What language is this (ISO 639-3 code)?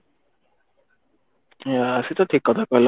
ori